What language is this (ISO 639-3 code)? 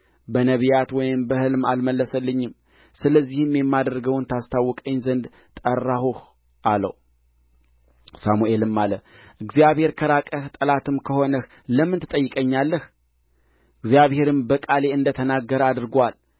amh